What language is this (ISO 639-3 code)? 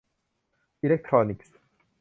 tha